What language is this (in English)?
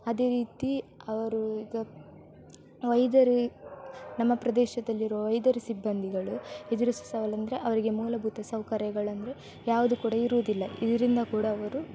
Kannada